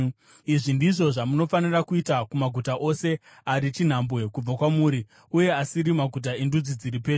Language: Shona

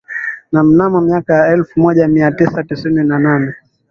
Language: Swahili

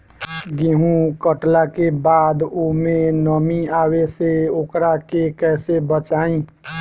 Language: Bhojpuri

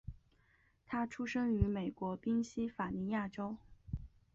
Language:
Chinese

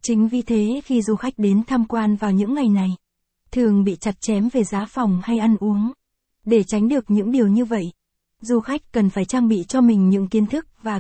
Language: Vietnamese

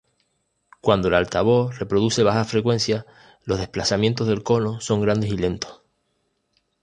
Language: Spanish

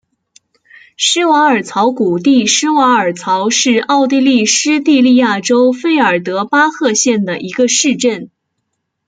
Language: Chinese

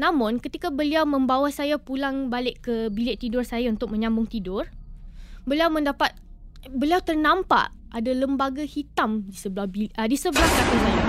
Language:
Malay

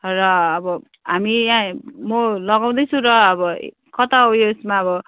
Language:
Nepali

